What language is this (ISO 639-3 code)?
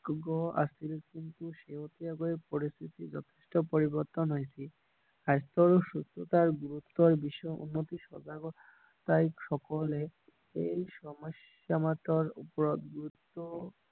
asm